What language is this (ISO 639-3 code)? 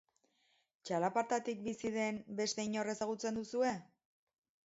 eus